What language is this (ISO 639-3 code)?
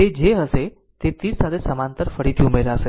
guj